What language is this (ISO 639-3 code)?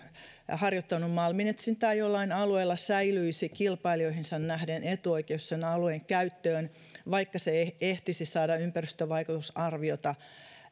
fin